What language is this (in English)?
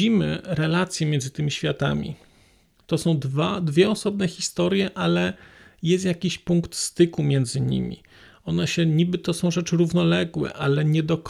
Polish